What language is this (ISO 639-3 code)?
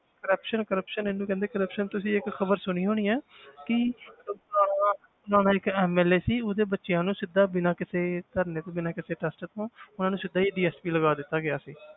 pan